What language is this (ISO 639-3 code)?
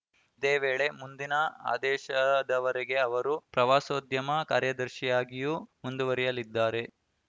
kan